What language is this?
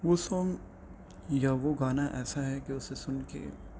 Urdu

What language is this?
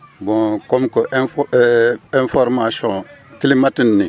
Wolof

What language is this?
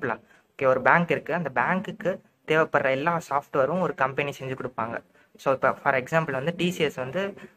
Romanian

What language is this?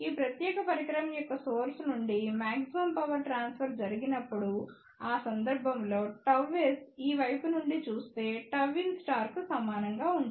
Telugu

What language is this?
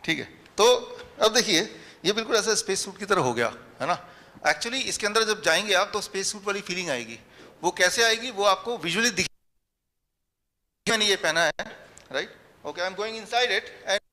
Hindi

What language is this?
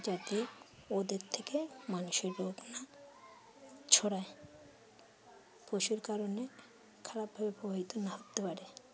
Bangla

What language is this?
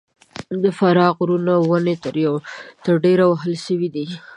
Pashto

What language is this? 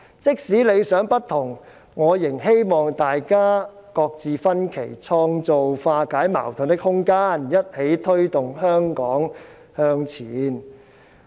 Cantonese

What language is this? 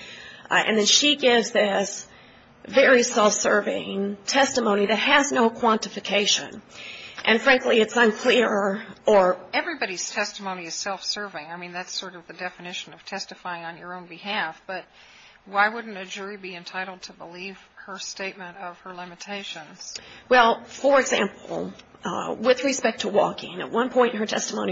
English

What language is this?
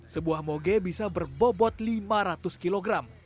Indonesian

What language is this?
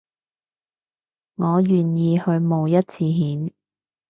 Cantonese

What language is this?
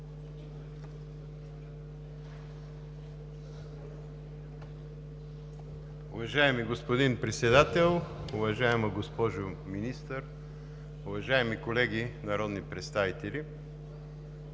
Bulgarian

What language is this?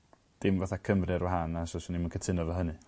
Welsh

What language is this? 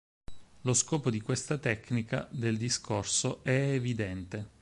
Italian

